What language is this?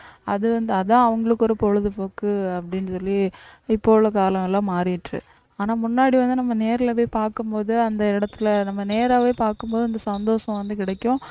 Tamil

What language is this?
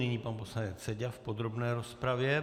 Czech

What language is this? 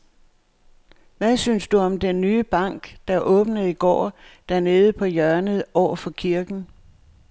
Danish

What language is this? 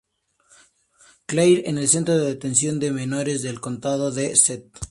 Spanish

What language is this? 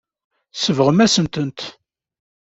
Kabyle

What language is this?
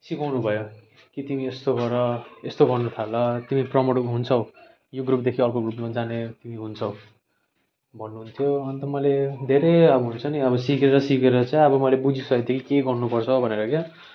Nepali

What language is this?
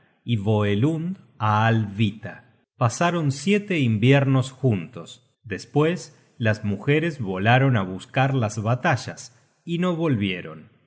Spanish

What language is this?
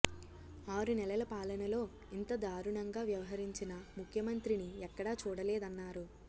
Telugu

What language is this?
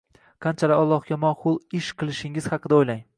Uzbek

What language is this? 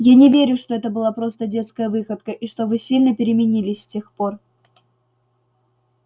Russian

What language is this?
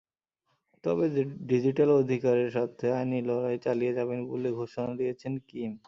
Bangla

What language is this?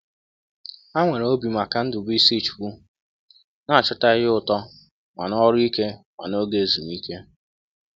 Igbo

